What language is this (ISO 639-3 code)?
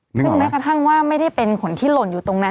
tha